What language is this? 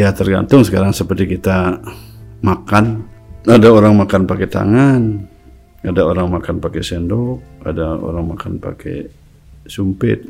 Indonesian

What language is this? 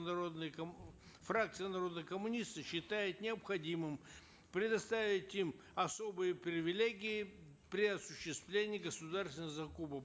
Kazakh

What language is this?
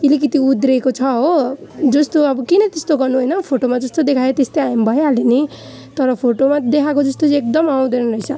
Nepali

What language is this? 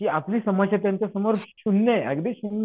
Marathi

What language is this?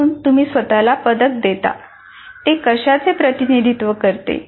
Marathi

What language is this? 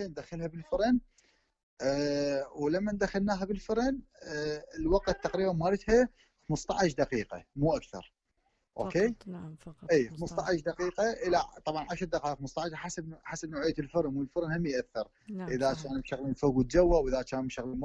Arabic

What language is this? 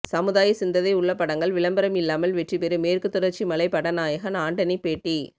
Tamil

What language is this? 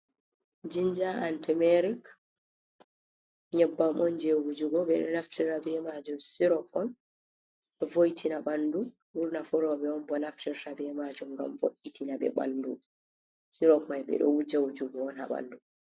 Fula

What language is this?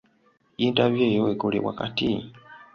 Ganda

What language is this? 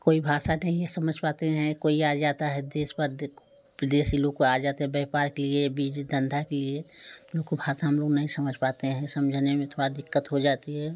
Hindi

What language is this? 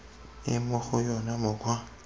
Tswana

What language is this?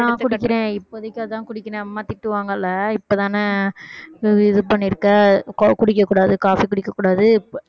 Tamil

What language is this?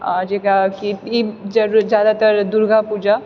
Maithili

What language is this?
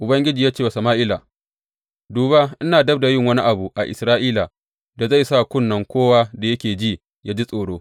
Hausa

